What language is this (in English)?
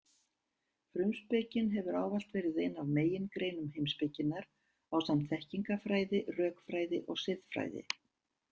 Icelandic